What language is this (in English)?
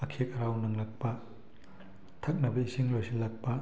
Manipuri